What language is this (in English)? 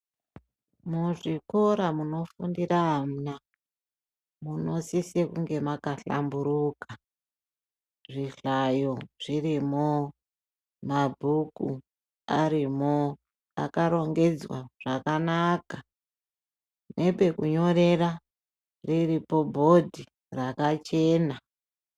Ndau